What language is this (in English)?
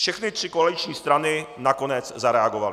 Czech